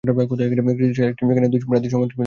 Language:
Bangla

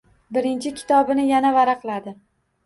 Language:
Uzbek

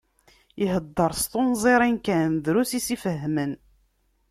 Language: Kabyle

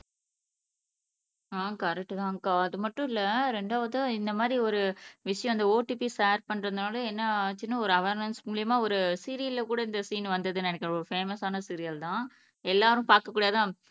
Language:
Tamil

